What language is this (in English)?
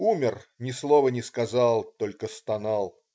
Russian